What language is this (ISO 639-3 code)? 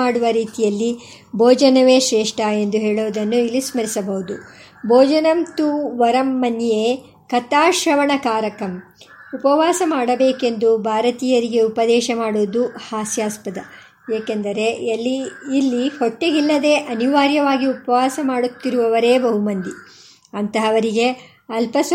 kan